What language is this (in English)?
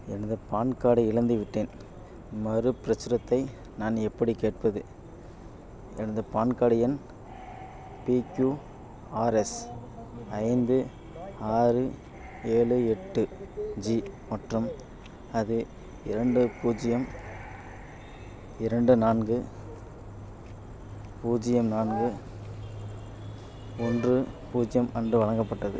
Tamil